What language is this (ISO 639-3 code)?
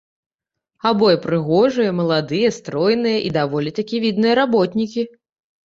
bel